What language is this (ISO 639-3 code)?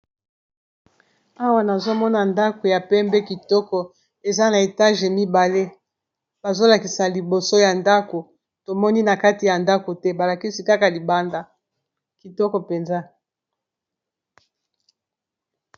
lin